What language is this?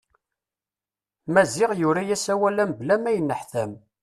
Kabyle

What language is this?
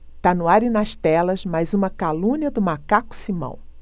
Portuguese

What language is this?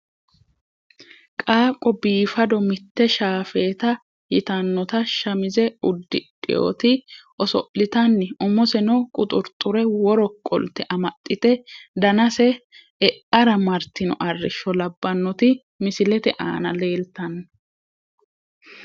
Sidamo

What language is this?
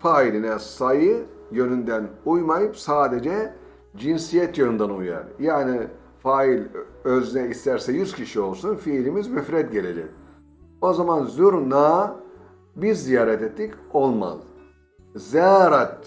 Turkish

